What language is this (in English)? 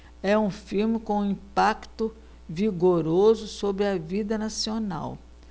Portuguese